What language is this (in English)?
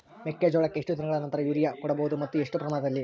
Kannada